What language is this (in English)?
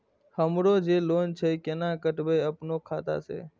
Maithili